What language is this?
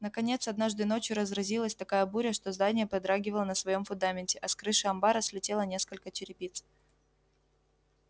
Russian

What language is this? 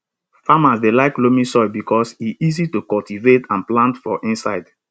Nigerian Pidgin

